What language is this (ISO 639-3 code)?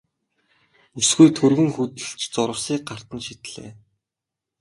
mon